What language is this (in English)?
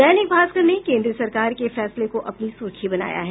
Hindi